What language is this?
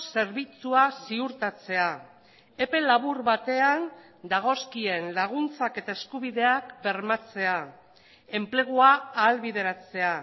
Basque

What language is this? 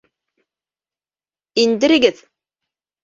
Bashkir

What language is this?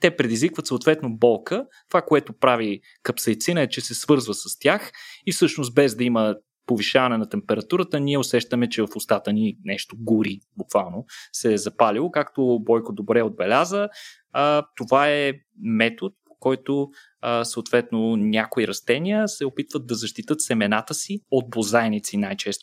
Bulgarian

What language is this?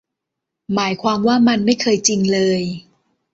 Thai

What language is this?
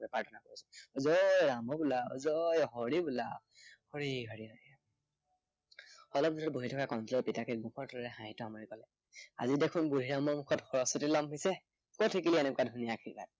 Assamese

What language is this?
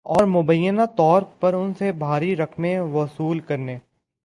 Urdu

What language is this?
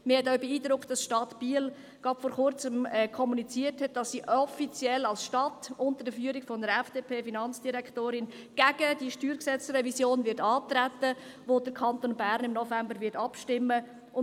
Swiss German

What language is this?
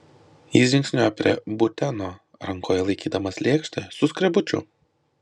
Lithuanian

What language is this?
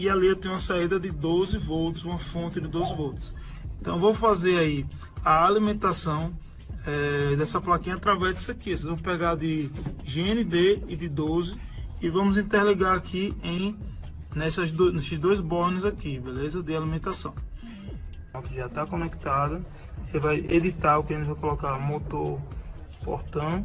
Portuguese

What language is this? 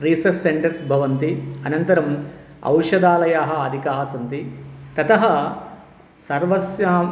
Sanskrit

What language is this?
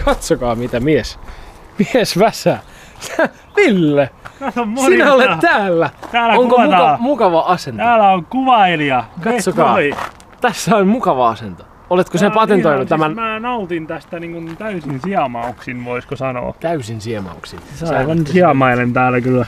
Finnish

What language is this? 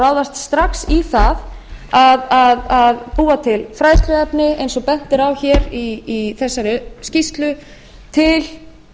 Icelandic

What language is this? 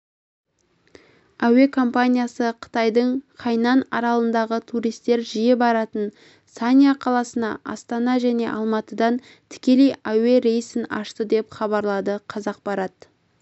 Kazakh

